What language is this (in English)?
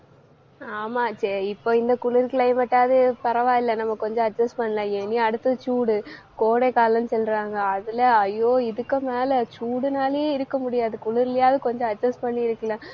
Tamil